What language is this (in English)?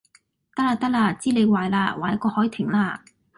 Cantonese